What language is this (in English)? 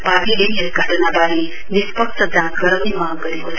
Nepali